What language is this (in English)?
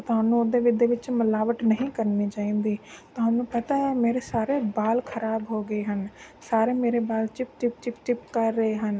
Punjabi